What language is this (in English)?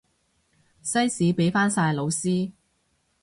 Cantonese